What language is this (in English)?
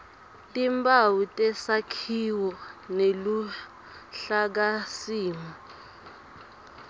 Swati